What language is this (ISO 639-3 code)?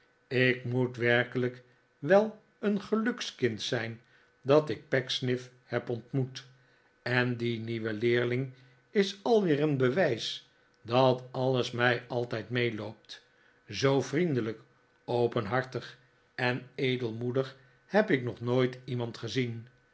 nld